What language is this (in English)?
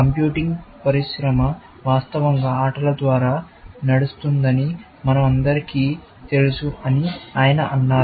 Telugu